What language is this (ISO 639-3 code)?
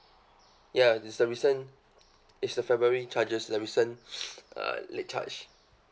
eng